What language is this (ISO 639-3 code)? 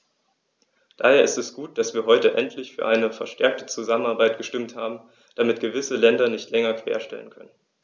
deu